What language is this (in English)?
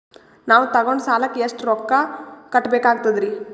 Kannada